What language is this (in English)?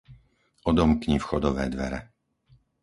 Slovak